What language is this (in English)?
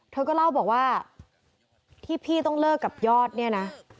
Thai